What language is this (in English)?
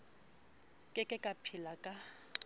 Southern Sotho